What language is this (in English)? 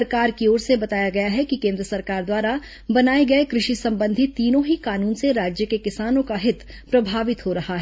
Hindi